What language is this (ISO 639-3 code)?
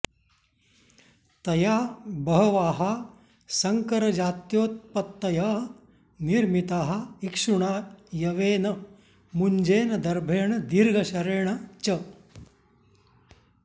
san